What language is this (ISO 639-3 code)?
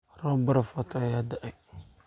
som